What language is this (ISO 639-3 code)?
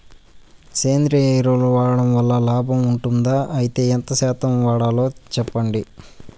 tel